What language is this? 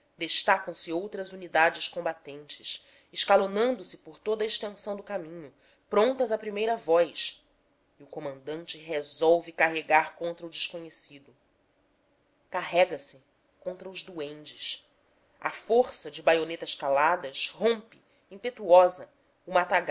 Portuguese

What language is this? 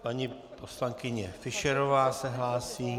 Czech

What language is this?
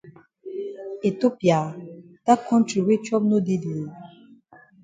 Cameroon Pidgin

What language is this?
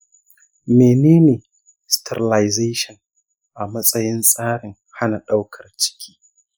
Hausa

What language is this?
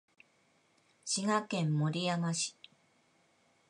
Japanese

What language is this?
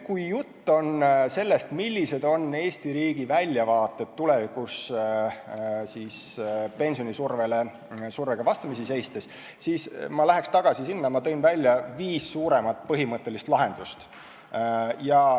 Estonian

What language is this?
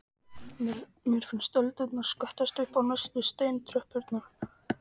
Icelandic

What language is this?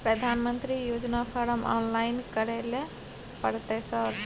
Maithili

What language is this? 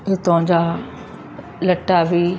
Sindhi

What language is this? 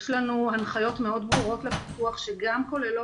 Hebrew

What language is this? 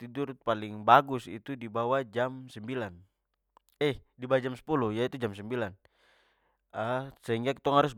Papuan Malay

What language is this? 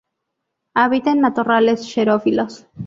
Spanish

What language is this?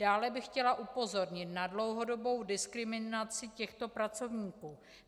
Czech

